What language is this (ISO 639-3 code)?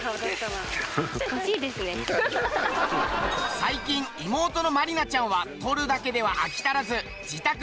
jpn